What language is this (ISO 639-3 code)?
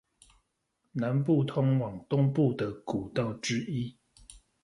zho